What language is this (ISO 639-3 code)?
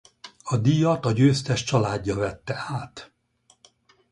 hun